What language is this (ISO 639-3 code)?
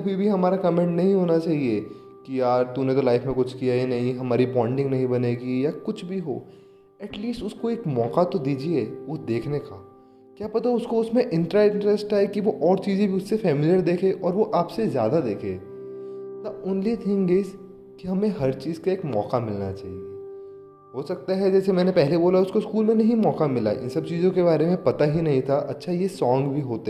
hin